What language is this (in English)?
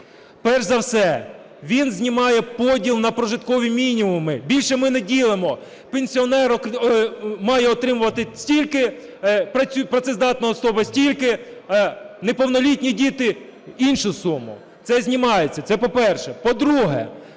Ukrainian